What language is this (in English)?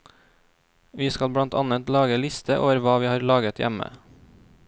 Norwegian